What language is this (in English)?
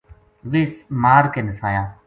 Gujari